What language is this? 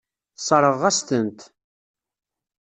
Kabyle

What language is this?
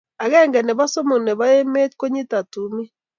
Kalenjin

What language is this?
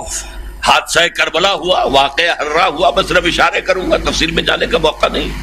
Urdu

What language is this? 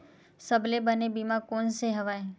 Chhattisgarhi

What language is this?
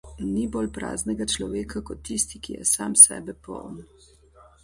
Slovenian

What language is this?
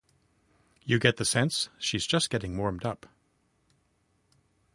English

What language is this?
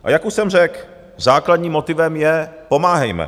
Czech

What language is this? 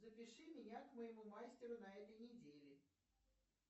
Russian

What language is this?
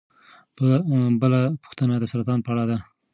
Pashto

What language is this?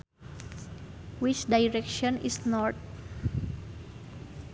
Sundanese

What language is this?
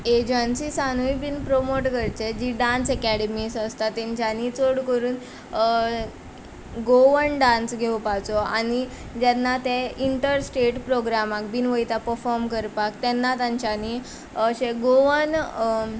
Konkani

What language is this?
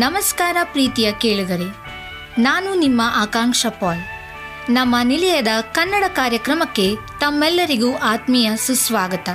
Kannada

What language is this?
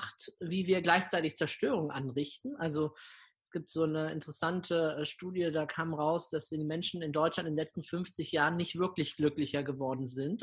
German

